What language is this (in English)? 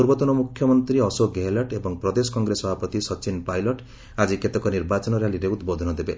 Odia